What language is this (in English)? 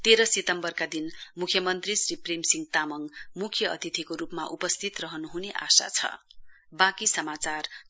Nepali